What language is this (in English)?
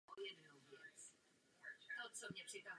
Czech